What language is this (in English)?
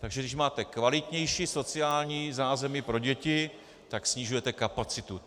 Czech